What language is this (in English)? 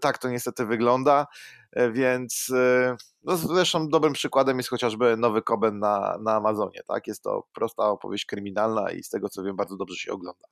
Polish